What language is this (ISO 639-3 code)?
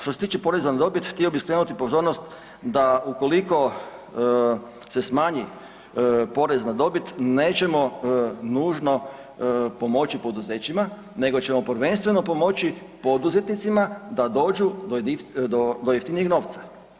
hrv